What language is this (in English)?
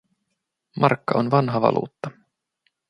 Finnish